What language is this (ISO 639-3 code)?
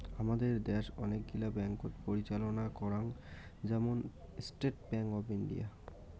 ben